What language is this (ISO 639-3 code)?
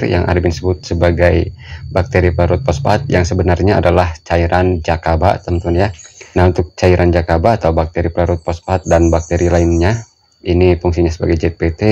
ind